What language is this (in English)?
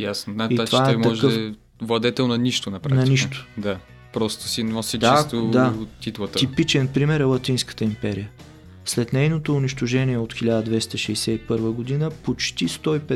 Bulgarian